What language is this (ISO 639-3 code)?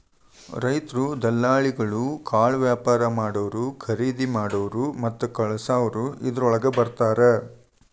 kan